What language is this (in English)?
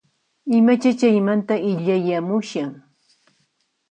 Puno Quechua